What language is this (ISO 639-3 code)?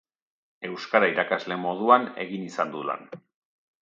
eus